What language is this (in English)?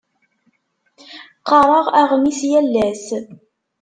Kabyle